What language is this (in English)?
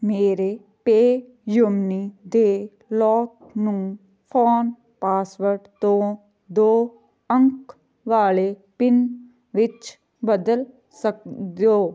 Punjabi